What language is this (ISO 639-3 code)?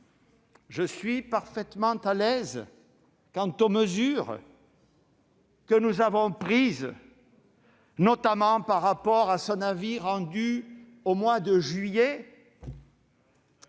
fra